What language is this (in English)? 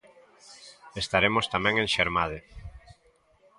Galician